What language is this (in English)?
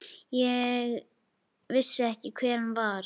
Icelandic